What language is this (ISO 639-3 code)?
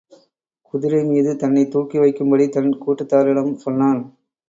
tam